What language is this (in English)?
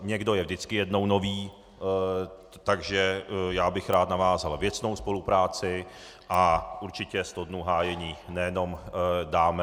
Czech